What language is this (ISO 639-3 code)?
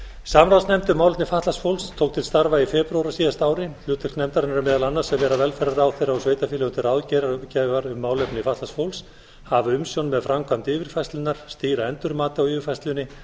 isl